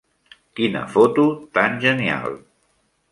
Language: Catalan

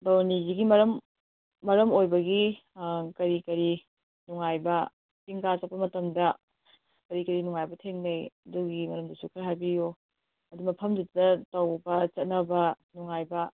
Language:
Manipuri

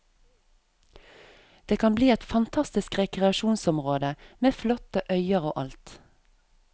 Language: Norwegian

